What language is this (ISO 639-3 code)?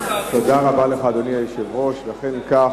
heb